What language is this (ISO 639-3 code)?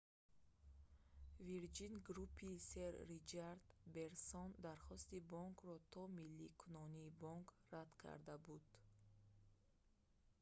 tgk